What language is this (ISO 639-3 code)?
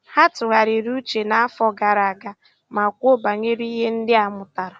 ibo